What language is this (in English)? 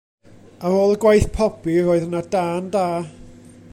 Welsh